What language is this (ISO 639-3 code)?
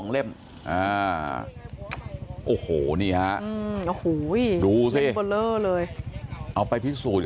tha